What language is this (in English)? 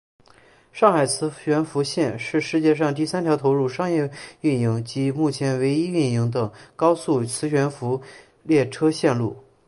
Chinese